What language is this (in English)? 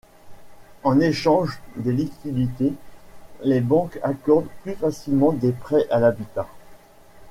French